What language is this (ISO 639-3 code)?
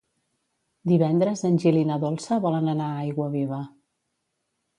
cat